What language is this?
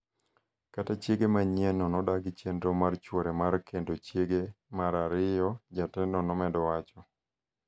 Luo (Kenya and Tanzania)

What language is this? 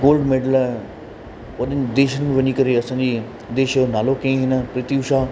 Sindhi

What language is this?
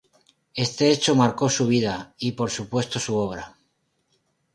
Spanish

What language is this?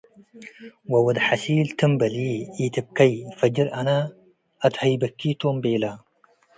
Tigre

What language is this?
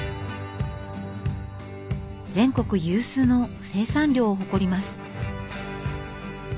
Japanese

